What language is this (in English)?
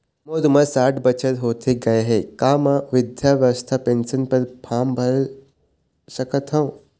Chhattisgarhi